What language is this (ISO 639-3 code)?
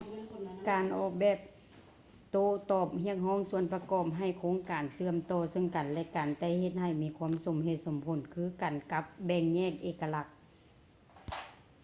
lao